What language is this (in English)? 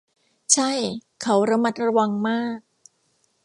Thai